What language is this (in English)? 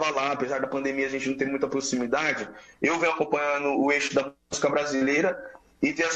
Portuguese